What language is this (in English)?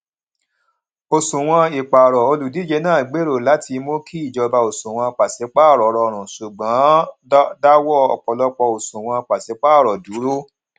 Yoruba